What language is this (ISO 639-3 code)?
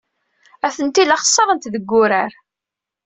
kab